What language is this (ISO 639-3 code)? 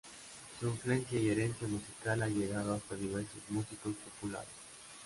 spa